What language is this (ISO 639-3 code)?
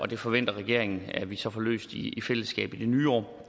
dan